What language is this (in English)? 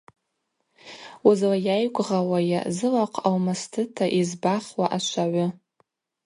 Abaza